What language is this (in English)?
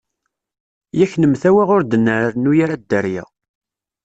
Kabyle